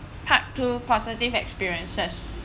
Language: English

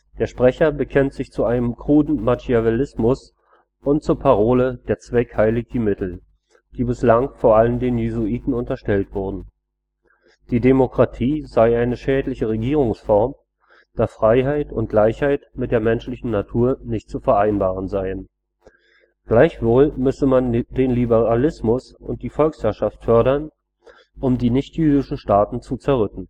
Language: German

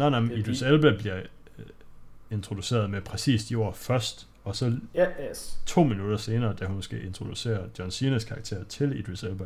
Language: Danish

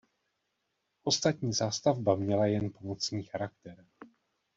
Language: Czech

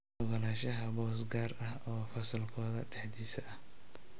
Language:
Somali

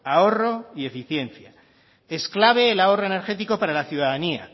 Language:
Spanish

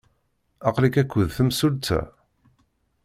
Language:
Kabyle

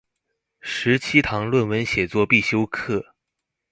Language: Chinese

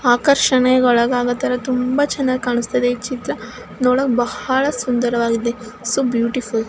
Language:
Kannada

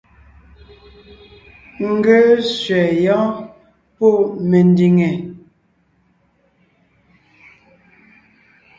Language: Ngiemboon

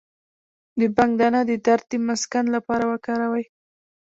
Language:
Pashto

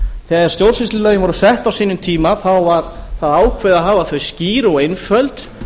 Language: Icelandic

